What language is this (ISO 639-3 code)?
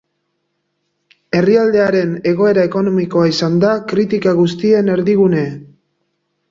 eus